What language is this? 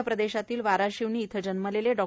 Marathi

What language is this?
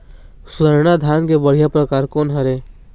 Chhattisgarhi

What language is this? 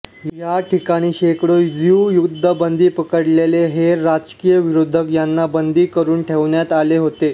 Marathi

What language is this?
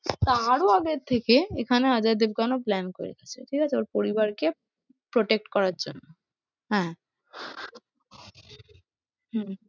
Bangla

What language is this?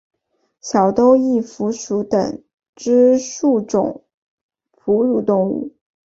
Chinese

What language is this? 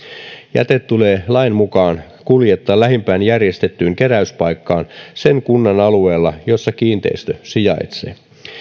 Finnish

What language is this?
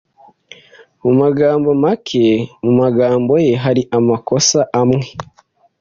Kinyarwanda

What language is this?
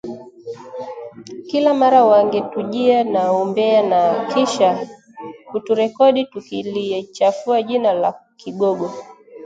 Swahili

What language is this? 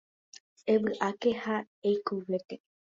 Guarani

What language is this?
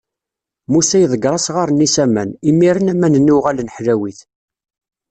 Kabyle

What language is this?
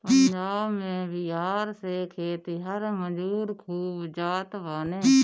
Bhojpuri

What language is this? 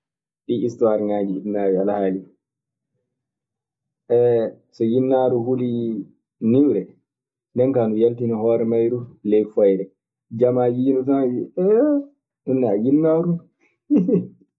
Maasina Fulfulde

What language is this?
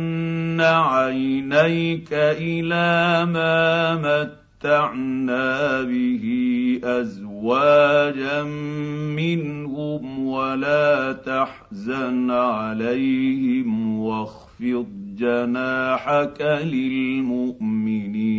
Arabic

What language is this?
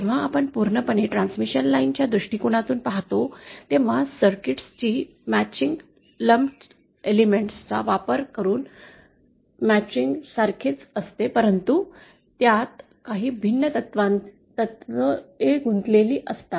Marathi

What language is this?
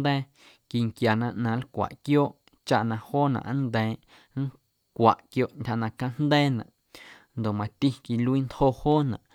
Guerrero Amuzgo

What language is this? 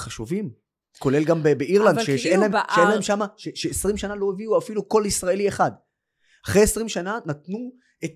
Hebrew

